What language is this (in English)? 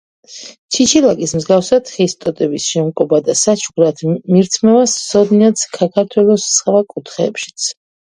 Georgian